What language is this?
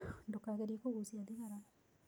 Kikuyu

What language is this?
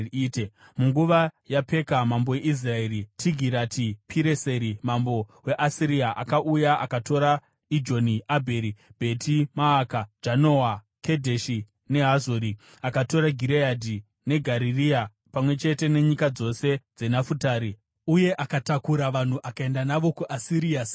Shona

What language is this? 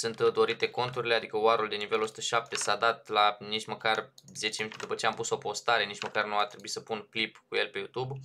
Romanian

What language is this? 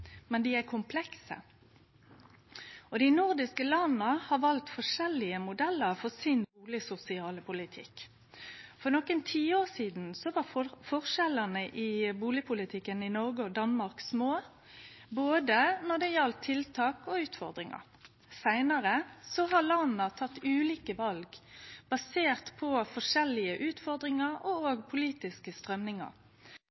Norwegian Nynorsk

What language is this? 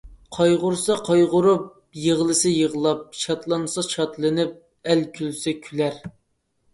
Uyghur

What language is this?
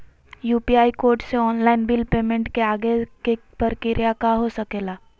Magahi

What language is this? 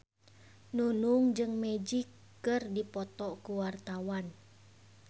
Sundanese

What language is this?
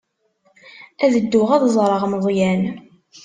Kabyle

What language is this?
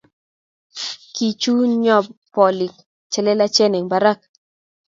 Kalenjin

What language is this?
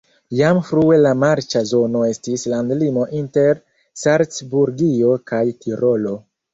Esperanto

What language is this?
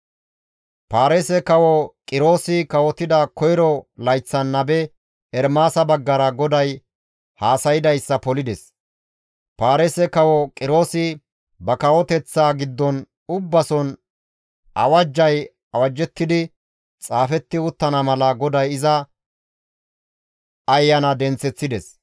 Gamo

